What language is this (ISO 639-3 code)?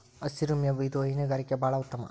kan